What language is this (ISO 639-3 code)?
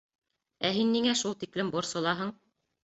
bak